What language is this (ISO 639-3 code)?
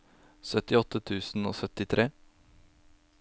nor